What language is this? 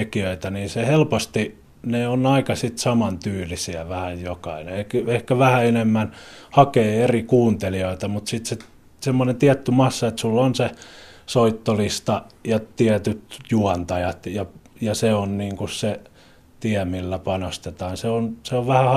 Finnish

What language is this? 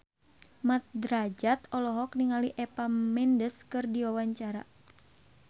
Sundanese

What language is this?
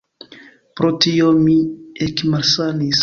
Esperanto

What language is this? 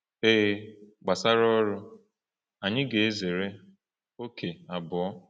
Igbo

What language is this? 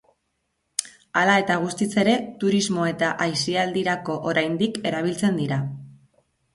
Basque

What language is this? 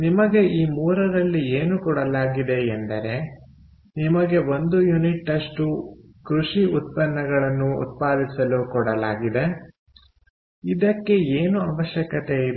Kannada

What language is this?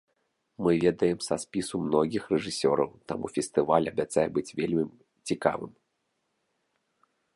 Belarusian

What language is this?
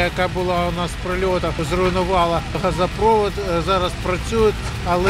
Ukrainian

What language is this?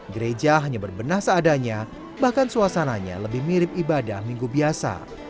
Indonesian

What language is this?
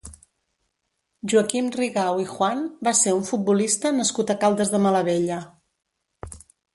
Catalan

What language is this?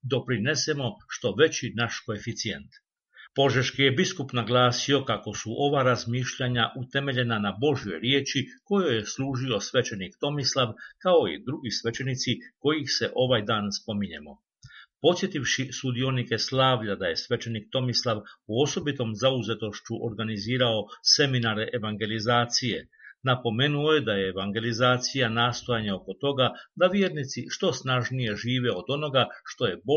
Croatian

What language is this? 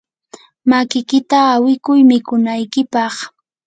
Yanahuanca Pasco Quechua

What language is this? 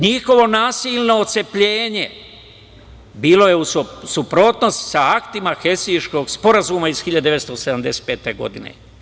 Serbian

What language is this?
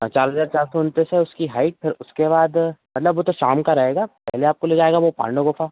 Hindi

